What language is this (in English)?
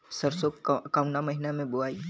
Bhojpuri